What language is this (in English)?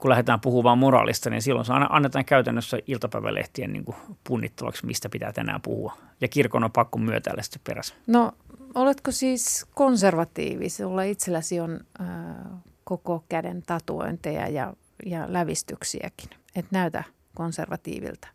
Finnish